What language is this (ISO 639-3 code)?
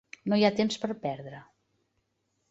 cat